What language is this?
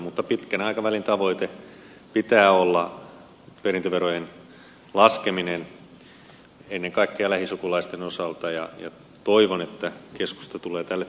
Finnish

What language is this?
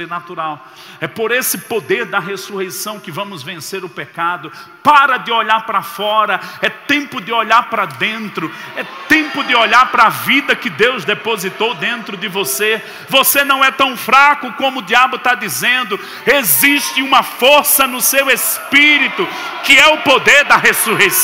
Portuguese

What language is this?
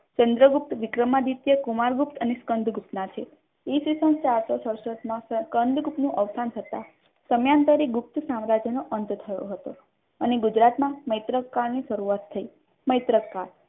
Gujarati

